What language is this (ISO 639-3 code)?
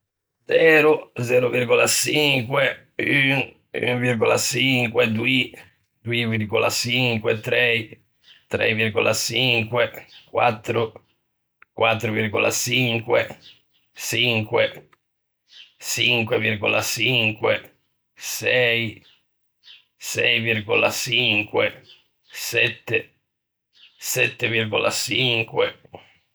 lij